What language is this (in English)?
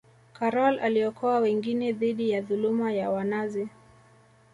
Swahili